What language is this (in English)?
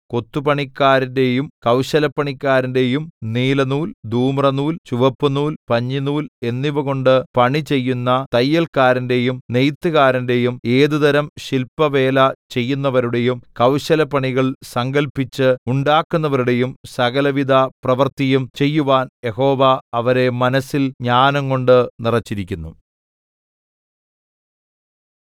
Malayalam